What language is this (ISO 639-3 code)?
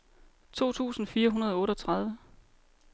dan